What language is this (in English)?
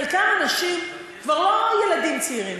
Hebrew